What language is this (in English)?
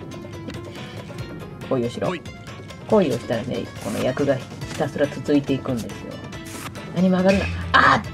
Japanese